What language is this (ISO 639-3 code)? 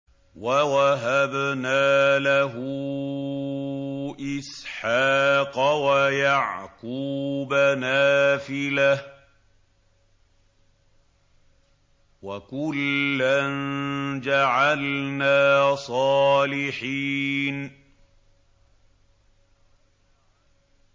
ara